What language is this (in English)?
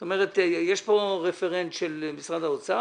Hebrew